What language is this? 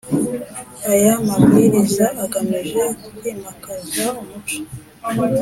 Kinyarwanda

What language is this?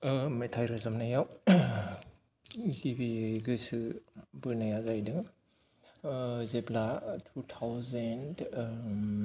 Bodo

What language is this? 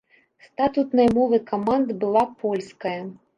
Belarusian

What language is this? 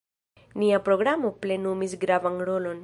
Esperanto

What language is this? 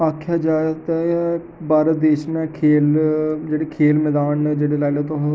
Dogri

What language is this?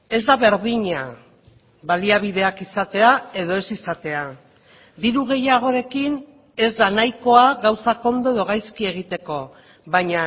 Basque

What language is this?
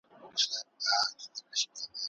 Pashto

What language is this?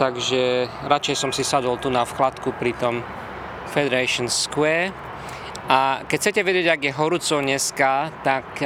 Slovak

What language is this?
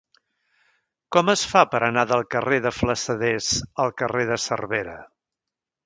Catalan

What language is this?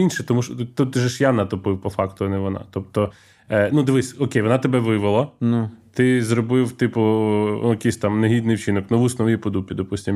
Ukrainian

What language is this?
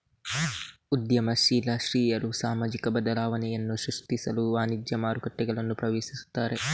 Kannada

